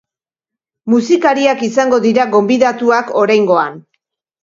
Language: Basque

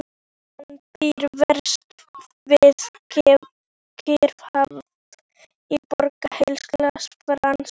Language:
Icelandic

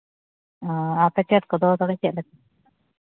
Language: Santali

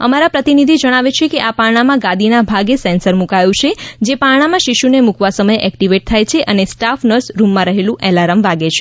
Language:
Gujarati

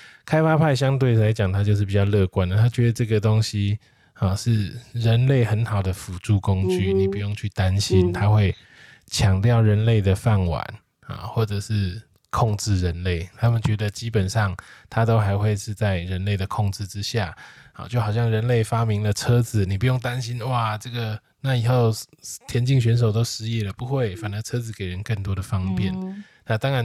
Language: Chinese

